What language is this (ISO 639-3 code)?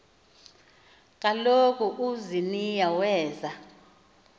xho